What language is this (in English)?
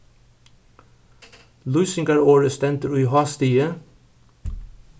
Faroese